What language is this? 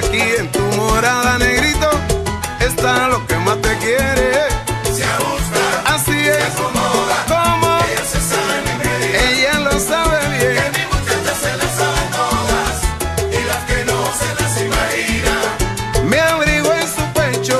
Romanian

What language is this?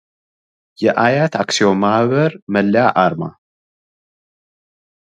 Amharic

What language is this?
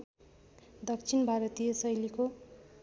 Nepali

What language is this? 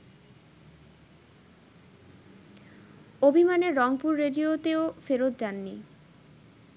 Bangla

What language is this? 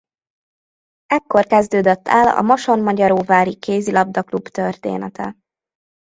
Hungarian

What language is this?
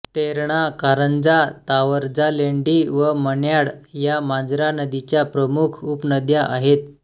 Marathi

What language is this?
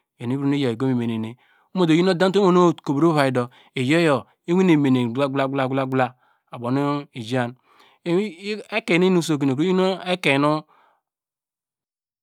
Degema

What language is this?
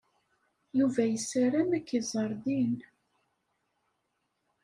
Kabyle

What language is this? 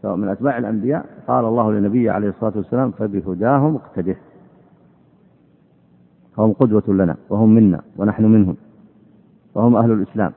Arabic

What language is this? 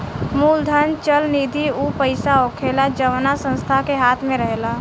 Bhojpuri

